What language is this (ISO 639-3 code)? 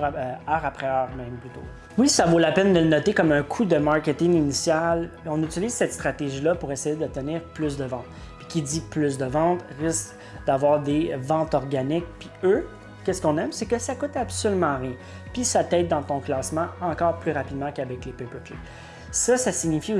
fra